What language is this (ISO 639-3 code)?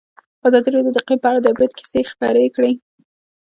pus